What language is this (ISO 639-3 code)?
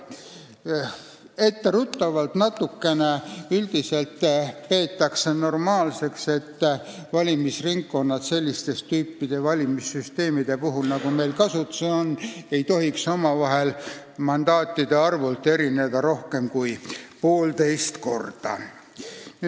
est